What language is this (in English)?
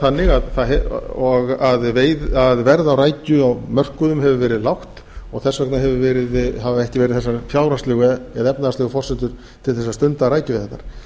Icelandic